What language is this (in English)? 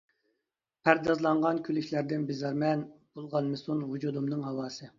Uyghur